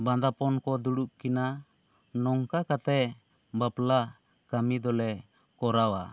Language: Santali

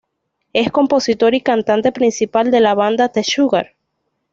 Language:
Spanish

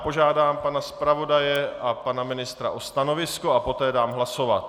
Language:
Czech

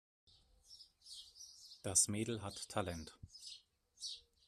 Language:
German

